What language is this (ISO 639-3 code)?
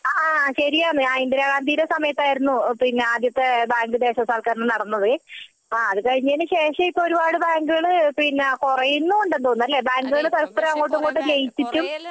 mal